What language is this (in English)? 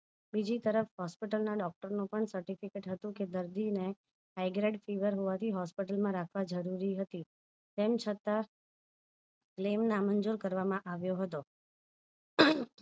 Gujarati